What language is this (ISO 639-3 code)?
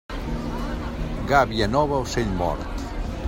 cat